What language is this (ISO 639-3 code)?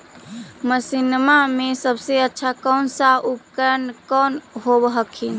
mag